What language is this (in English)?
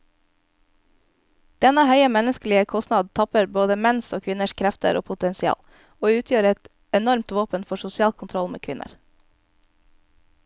Norwegian